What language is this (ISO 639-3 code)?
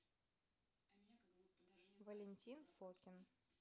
rus